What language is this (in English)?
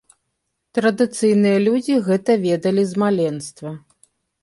Belarusian